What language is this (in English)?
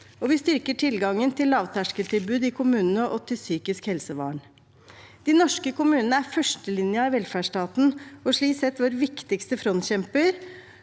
Norwegian